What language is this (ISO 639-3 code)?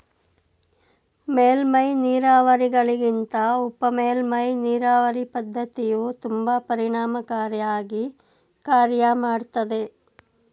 kan